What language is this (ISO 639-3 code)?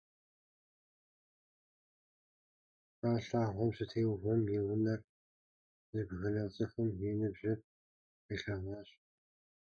kbd